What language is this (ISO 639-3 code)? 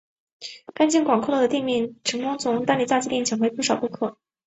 zho